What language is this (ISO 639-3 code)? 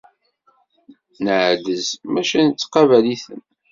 kab